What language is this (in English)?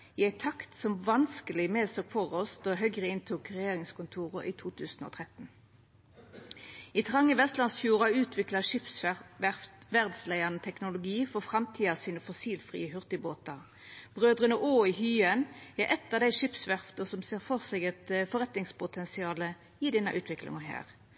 Norwegian Nynorsk